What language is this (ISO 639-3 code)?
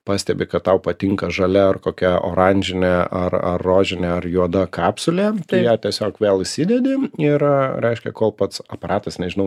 lit